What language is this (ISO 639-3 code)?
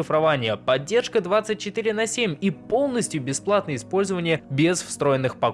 rus